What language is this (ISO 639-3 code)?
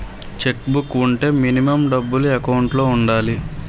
tel